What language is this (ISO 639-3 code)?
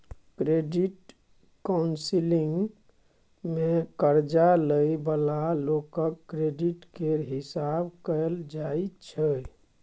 mai